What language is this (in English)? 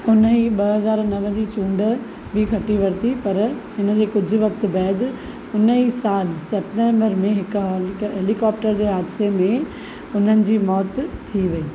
Sindhi